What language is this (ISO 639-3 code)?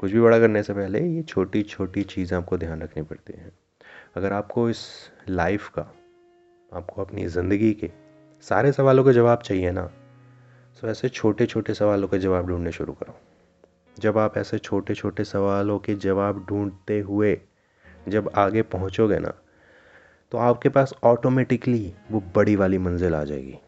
hin